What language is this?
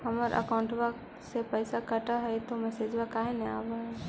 Magahi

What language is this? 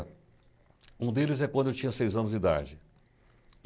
Portuguese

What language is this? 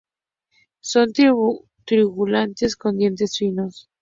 Spanish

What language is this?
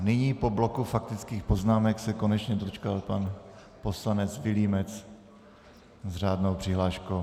Czech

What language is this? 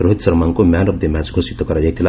Odia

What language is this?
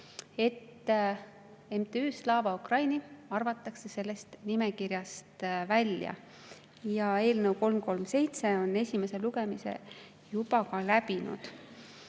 Estonian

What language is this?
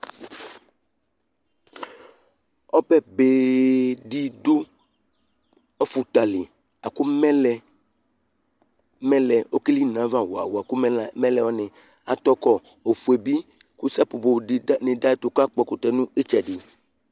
Ikposo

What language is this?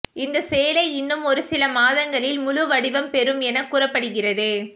Tamil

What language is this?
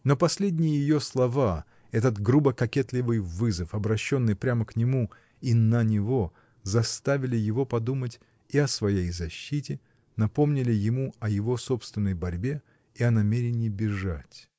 Russian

